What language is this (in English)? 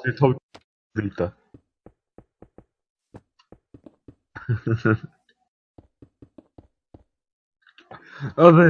Korean